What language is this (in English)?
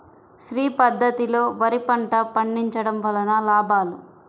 Telugu